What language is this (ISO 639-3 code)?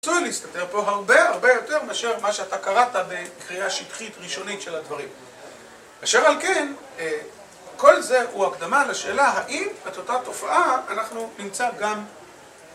heb